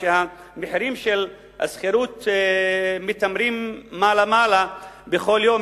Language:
Hebrew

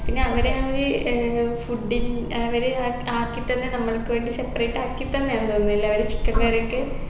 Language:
Malayalam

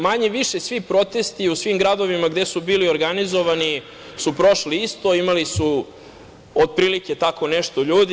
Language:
Serbian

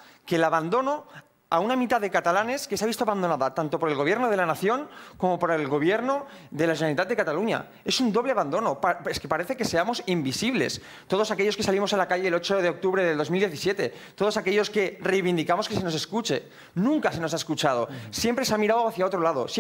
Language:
Spanish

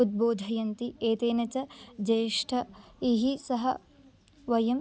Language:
Sanskrit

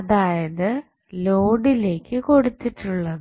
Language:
Malayalam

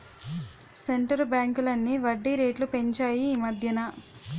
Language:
Telugu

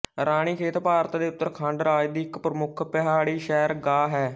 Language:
Punjabi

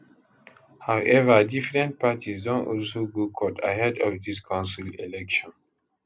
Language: Nigerian Pidgin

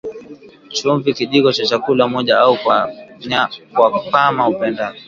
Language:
Swahili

